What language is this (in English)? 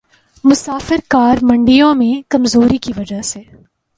Urdu